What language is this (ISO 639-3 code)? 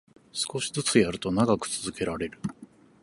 jpn